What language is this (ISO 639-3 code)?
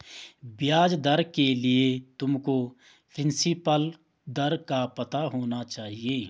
hin